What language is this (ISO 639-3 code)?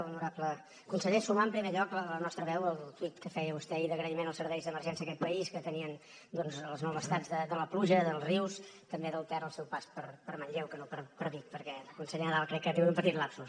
cat